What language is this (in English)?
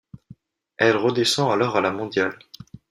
French